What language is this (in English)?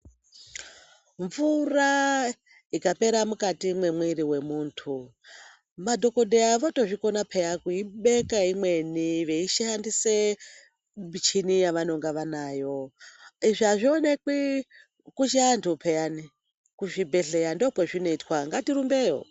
Ndau